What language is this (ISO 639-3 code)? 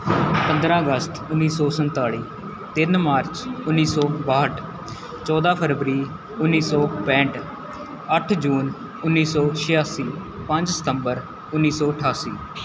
pan